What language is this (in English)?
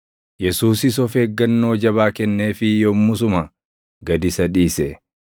Oromo